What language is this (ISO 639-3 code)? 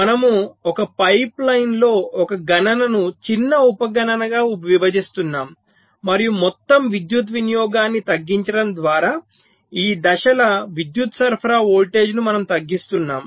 tel